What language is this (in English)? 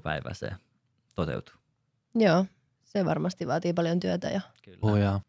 Finnish